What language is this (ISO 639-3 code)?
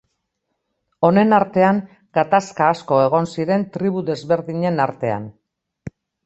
eus